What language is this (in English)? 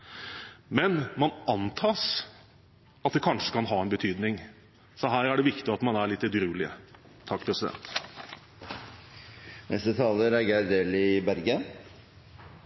Norwegian